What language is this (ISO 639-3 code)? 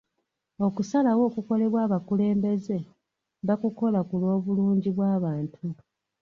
lug